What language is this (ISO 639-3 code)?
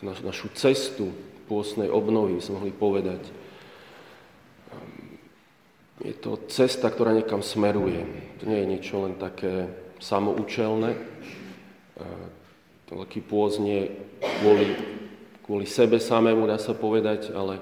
slk